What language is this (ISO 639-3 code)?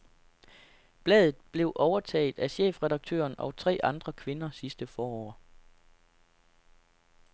dan